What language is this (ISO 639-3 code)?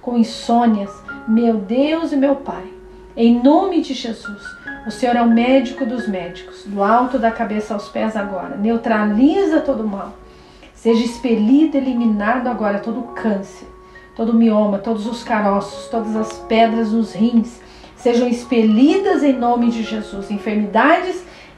por